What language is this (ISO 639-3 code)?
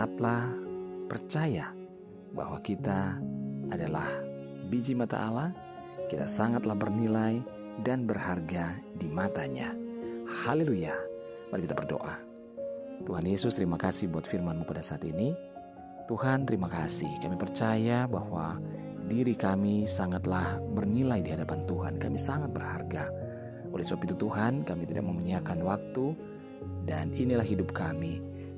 ind